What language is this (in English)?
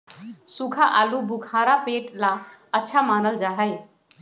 Magahi